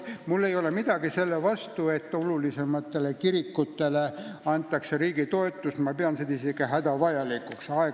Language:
Estonian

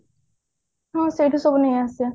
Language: Odia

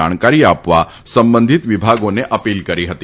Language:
Gujarati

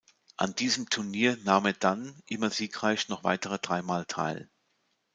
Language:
German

